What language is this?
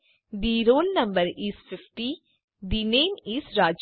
Gujarati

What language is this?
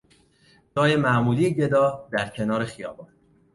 Persian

